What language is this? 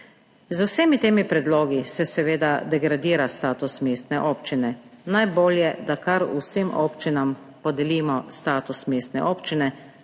Slovenian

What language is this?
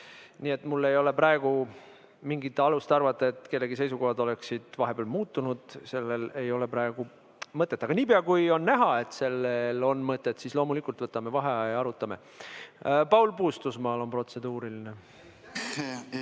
Estonian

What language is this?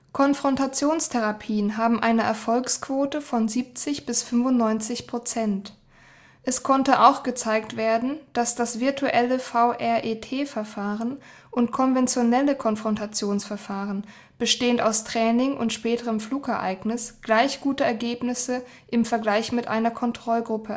German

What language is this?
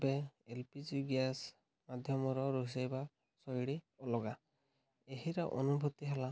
Odia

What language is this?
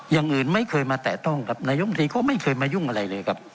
Thai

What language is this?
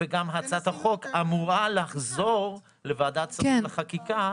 Hebrew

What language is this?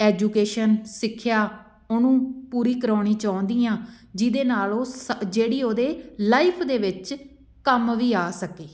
Punjabi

